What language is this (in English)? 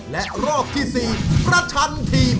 Thai